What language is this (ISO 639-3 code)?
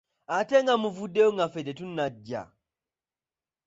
lug